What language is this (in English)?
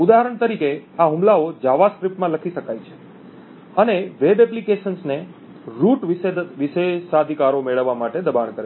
Gujarati